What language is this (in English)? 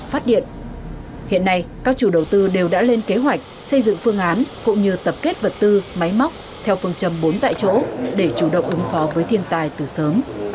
Vietnamese